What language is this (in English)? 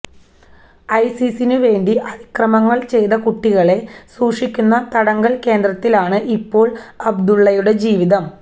Malayalam